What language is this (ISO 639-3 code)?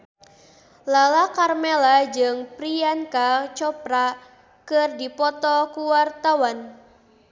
sun